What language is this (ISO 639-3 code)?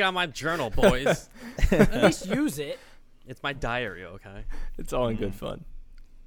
eng